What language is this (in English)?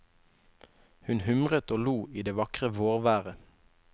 Norwegian